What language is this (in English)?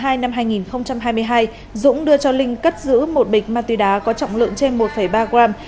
Vietnamese